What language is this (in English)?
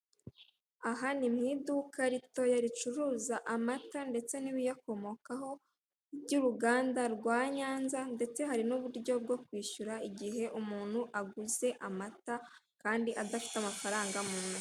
Kinyarwanda